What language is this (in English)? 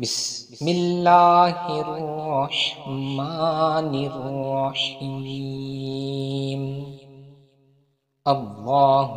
Arabic